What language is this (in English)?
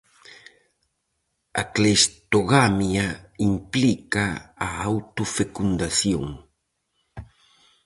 Galician